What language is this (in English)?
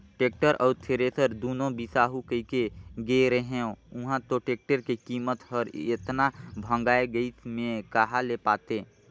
Chhattisgarhi